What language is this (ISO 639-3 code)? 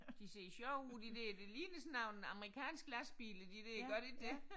dan